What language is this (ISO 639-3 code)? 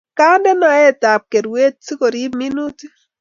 kln